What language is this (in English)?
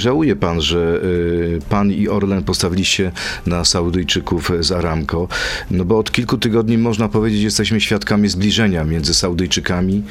Polish